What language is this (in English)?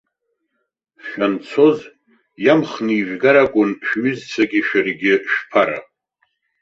Abkhazian